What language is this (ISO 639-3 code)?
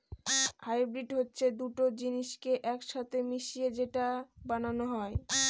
ben